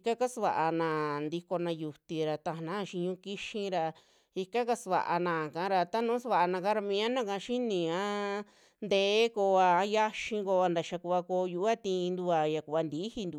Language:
Western Juxtlahuaca Mixtec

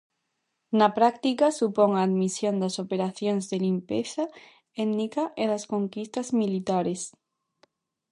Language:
Galician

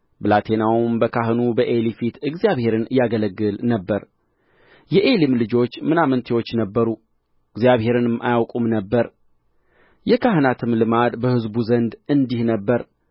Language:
Amharic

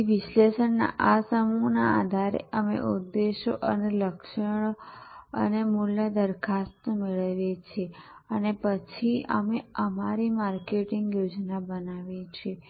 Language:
Gujarati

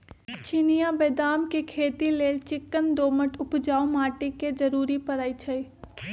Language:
Magahi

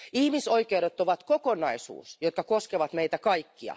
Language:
Finnish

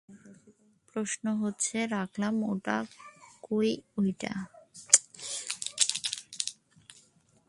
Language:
Bangla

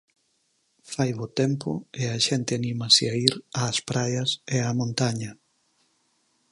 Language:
Galician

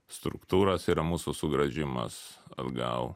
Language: Lithuanian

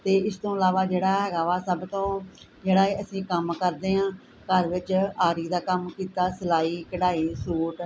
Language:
Punjabi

